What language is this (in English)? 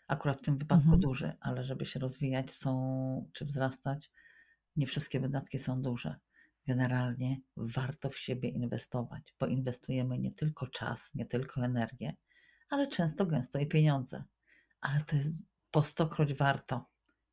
Polish